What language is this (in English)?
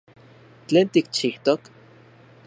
Central Puebla Nahuatl